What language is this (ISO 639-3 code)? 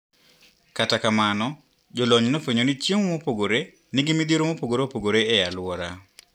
luo